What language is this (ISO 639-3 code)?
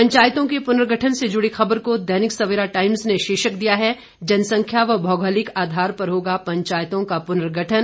hin